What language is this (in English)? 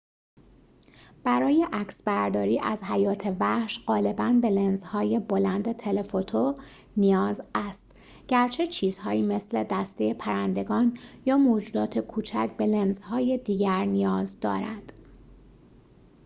Persian